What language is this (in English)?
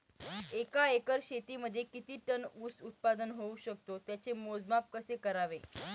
Marathi